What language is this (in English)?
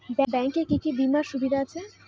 Bangla